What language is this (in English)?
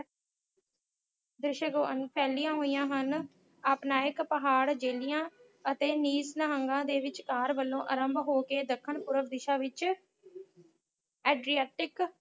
Punjabi